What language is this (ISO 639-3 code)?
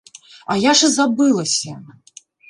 bel